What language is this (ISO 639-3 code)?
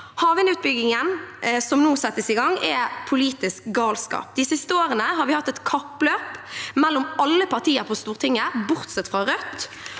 nor